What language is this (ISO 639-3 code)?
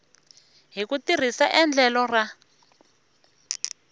tso